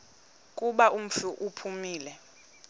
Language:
Xhosa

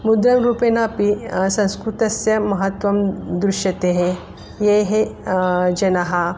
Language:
Sanskrit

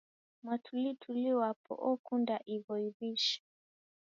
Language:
Taita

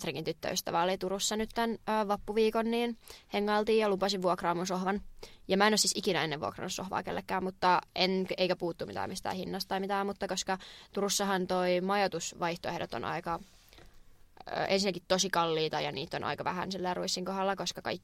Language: Finnish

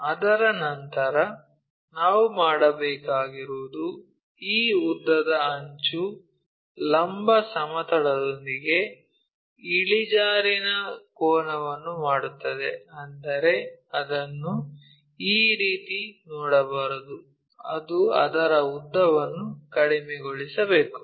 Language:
Kannada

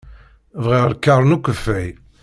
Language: Kabyle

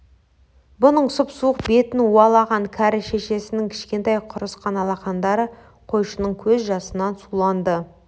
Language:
Kazakh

